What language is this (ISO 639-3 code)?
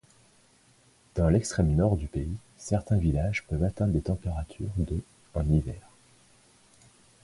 fra